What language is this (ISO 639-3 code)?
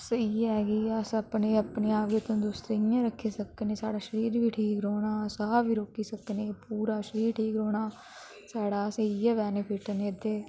doi